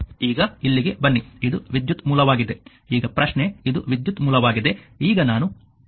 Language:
Kannada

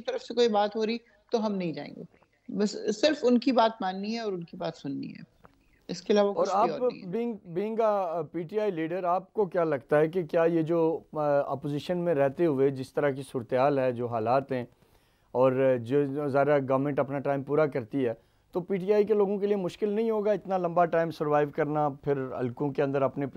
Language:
Hindi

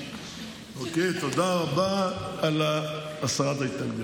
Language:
Hebrew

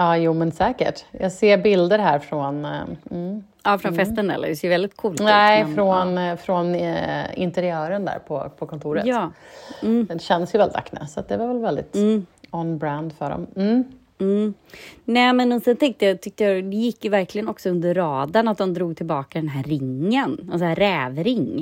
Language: Swedish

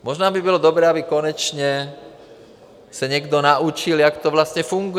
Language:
Czech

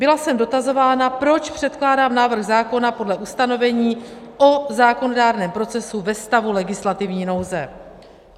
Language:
Czech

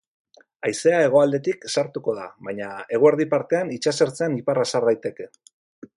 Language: Basque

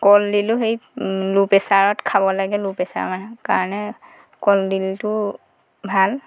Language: Assamese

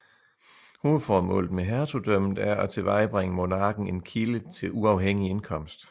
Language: Danish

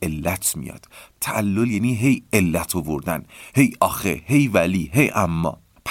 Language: Persian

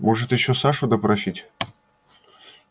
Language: Russian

